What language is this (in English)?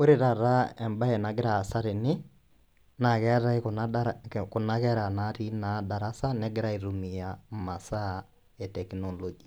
Masai